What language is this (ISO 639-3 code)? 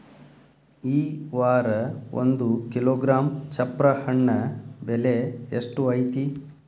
kan